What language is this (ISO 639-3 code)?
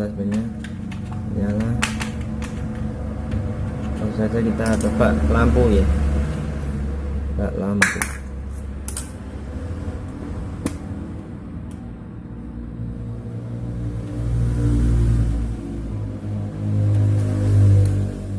ind